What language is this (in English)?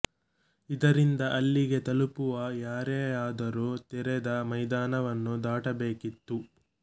Kannada